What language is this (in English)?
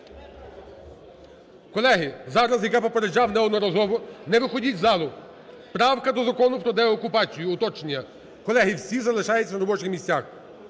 Ukrainian